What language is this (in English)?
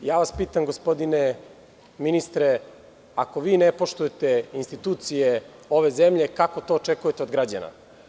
Serbian